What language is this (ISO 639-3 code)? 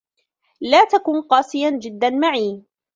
ara